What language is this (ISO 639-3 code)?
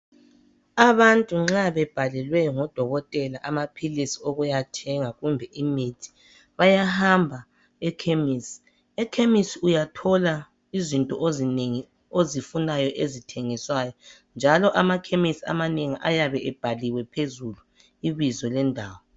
nde